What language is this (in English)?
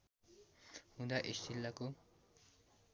Nepali